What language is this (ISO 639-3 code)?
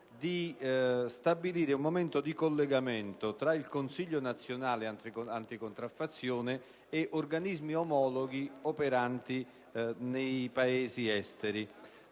ita